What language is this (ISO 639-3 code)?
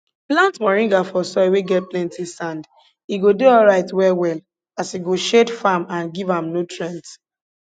pcm